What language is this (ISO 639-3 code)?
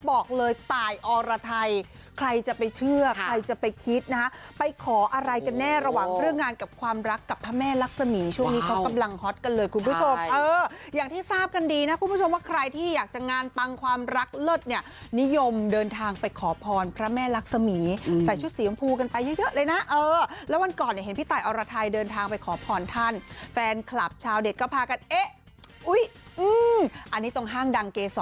tha